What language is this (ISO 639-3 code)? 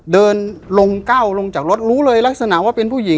tha